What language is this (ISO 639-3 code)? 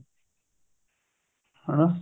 pan